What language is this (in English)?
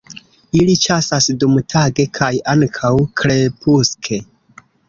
Esperanto